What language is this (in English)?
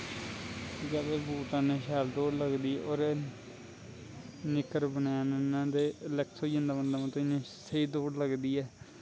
Dogri